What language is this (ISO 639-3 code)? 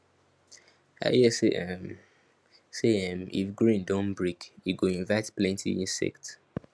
pcm